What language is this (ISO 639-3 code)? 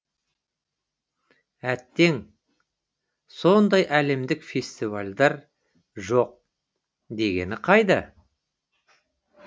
kaz